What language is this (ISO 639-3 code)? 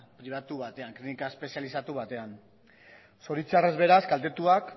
eus